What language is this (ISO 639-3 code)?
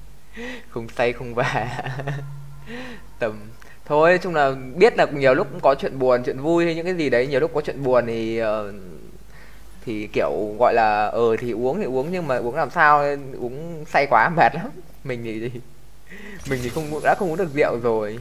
vie